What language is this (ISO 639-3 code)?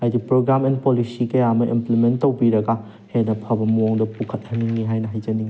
mni